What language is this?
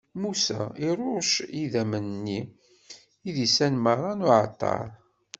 Kabyle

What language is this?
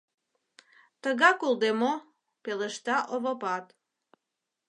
Mari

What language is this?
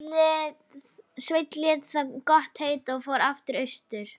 Icelandic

